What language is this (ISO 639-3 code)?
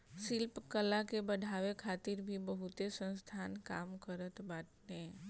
bho